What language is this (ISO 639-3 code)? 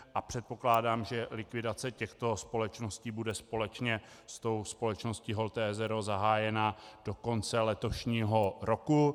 ces